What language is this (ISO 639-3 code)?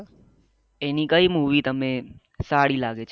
guj